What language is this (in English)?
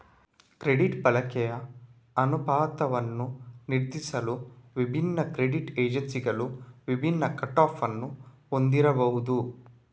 Kannada